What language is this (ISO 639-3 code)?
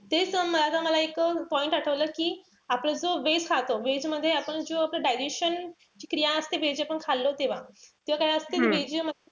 mar